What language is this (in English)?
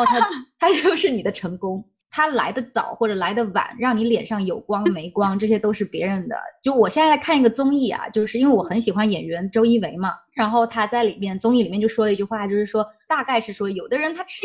Chinese